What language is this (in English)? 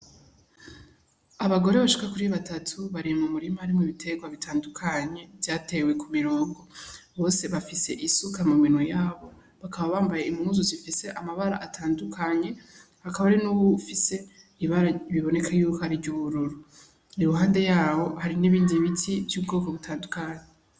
Rundi